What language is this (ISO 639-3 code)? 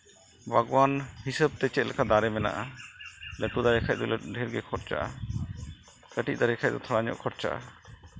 sat